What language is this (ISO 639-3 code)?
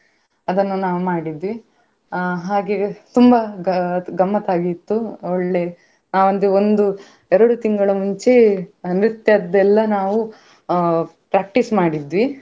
kan